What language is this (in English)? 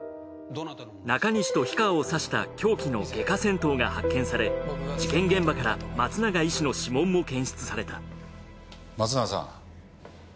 Japanese